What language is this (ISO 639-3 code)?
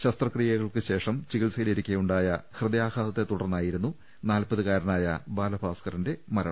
mal